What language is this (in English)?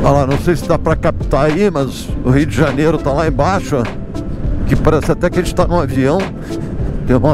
Portuguese